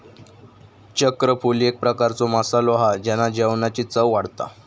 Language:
Marathi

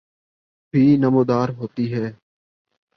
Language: Urdu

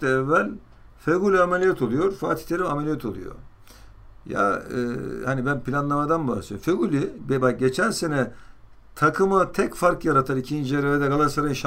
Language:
Turkish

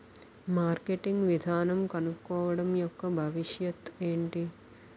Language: Telugu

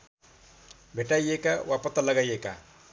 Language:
Nepali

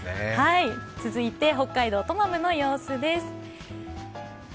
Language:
Japanese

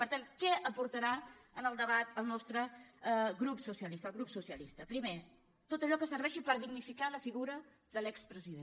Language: Catalan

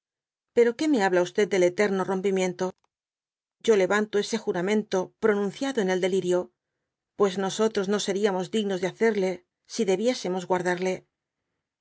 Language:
Spanish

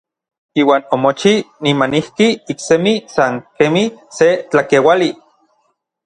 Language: Orizaba Nahuatl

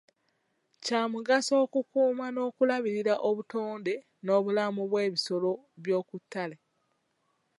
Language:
Ganda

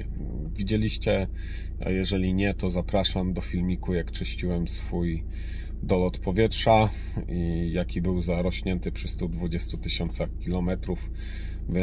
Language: Polish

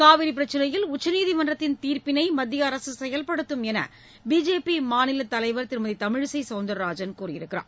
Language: Tamil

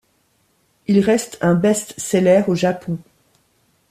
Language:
French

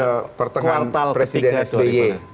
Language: Indonesian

